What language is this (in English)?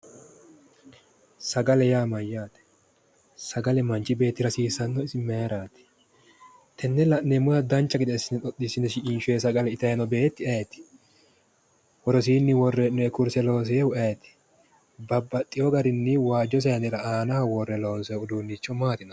Sidamo